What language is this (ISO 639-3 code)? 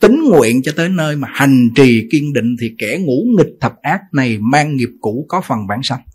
vie